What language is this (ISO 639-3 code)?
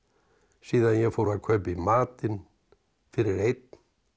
isl